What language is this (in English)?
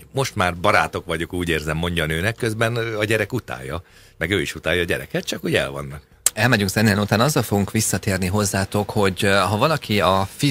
Hungarian